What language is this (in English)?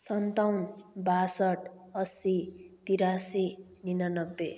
Nepali